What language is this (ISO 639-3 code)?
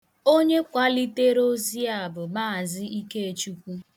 ibo